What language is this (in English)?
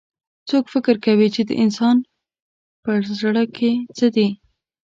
Pashto